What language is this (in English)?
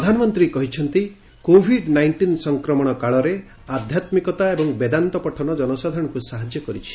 Odia